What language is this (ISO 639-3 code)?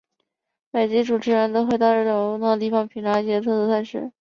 zho